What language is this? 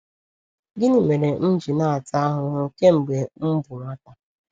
Igbo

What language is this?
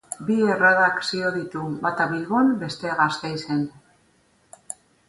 Basque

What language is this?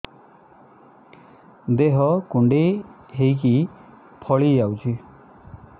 Odia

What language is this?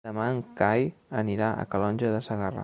Catalan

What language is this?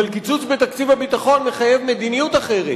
Hebrew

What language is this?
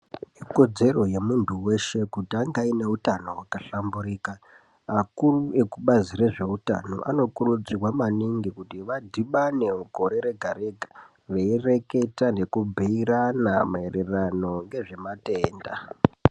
Ndau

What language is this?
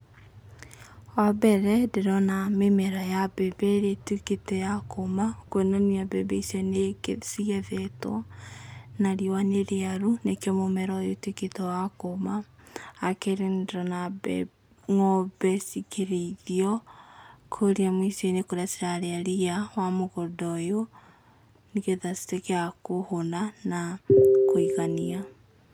Kikuyu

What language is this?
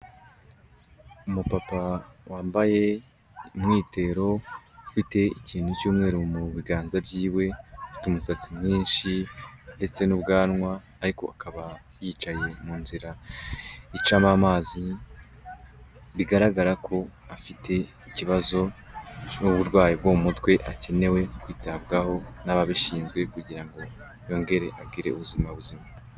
Kinyarwanda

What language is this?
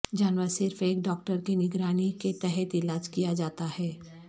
Urdu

